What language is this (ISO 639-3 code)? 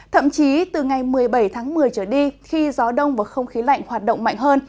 vie